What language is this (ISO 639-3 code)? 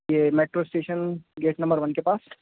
urd